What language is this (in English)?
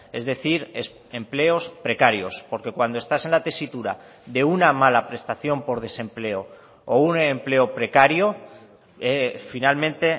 Spanish